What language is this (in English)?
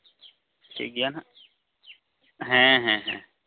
Santali